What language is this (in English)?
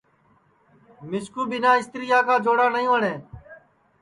Sansi